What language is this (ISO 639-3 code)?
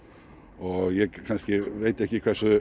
isl